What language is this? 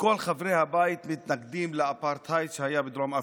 Hebrew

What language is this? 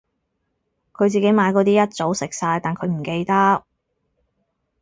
Cantonese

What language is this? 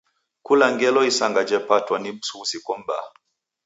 Taita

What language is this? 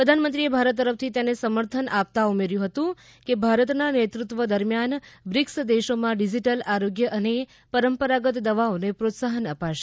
Gujarati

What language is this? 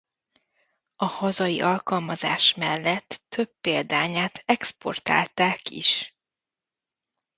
Hungarian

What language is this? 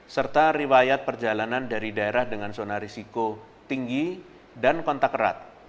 Indonesian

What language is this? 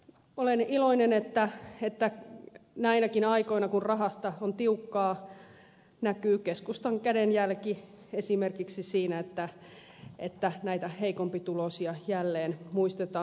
Finnish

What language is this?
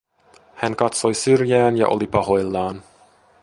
Finnish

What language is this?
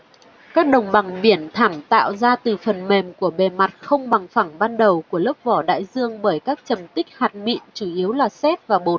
Vietnamese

